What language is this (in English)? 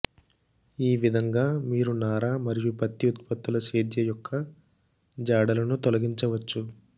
Telugu